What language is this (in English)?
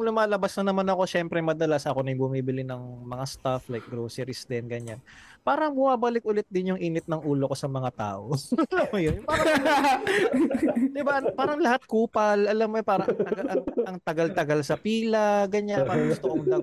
Filipino